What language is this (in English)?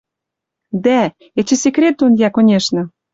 Western Mari